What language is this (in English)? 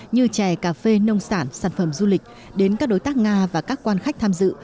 Vietnamese